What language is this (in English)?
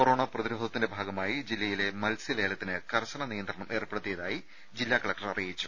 Malayalam